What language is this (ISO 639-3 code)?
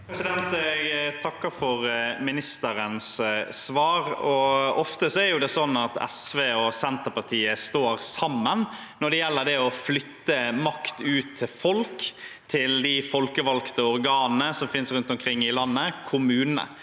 nor